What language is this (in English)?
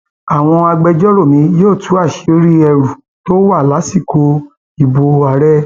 Yoruba